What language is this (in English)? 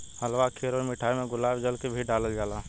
Bhojpuri